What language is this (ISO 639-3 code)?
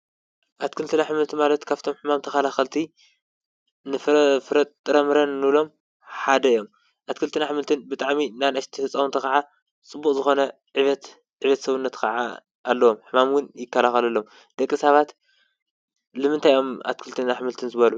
tir